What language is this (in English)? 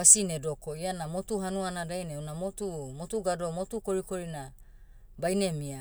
Motu